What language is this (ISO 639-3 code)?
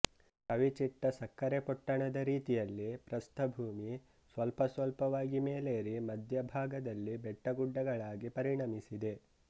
kan